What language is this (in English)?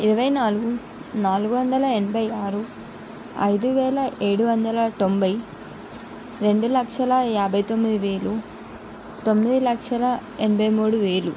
Telugu